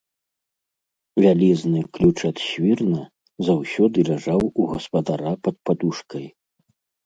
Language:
Belarusian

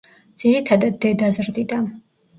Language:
Georgian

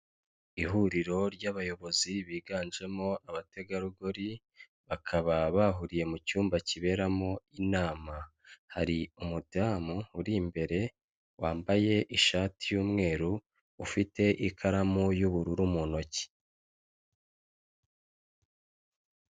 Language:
Kinyarwanda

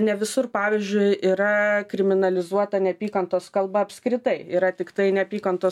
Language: Lithuanian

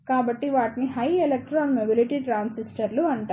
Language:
Telugu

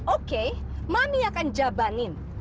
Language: Indonesian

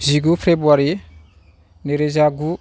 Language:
Bodo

